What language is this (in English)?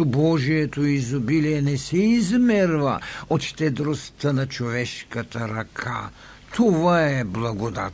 Bulgarian